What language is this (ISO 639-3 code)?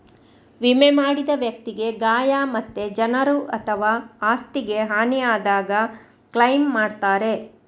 kan